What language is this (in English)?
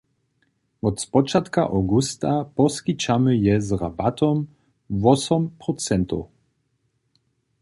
Upper Sorbian